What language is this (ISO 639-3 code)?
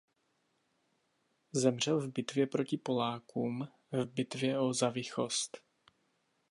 ces